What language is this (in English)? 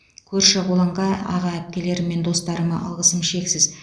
Kazakh